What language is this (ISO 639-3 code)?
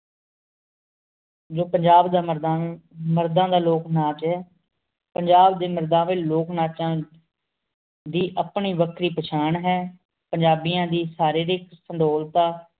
pan